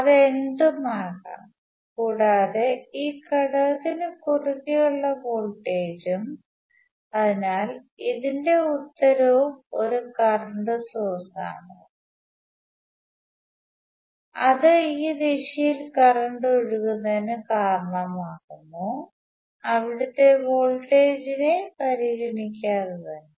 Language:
Malayalam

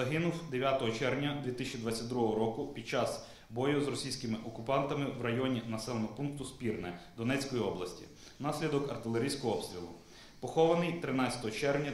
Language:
Ukrainian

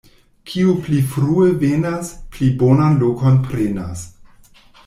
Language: Esperanto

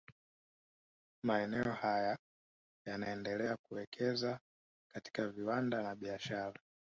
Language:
Swahili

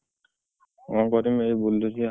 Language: Odia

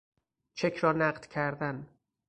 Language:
Persian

